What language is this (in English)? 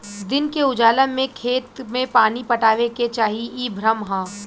Bhojpuri